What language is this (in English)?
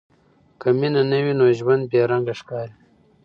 Pashto